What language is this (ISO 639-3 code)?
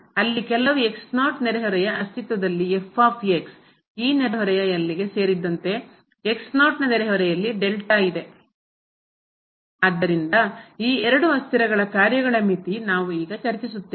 kan